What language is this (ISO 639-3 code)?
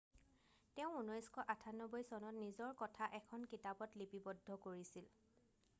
asm